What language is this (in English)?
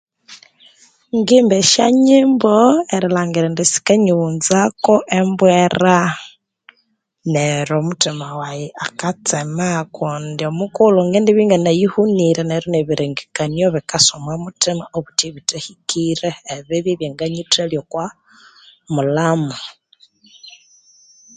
Konzo